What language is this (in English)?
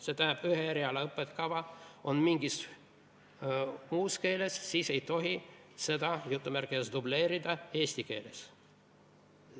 Estonian